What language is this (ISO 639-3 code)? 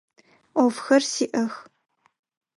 ady